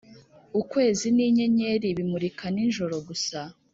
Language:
Kinyarwanda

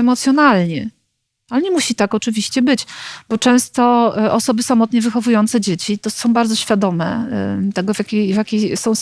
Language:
Polish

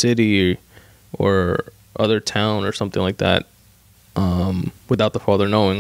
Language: English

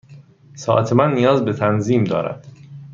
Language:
Persian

